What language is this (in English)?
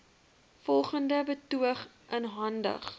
Afrikaans